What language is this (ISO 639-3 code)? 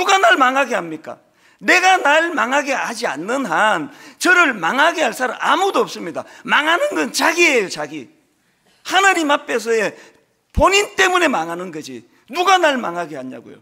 kor